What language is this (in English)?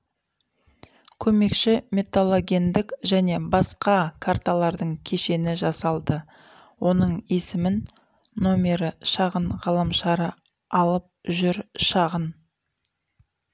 Kazakh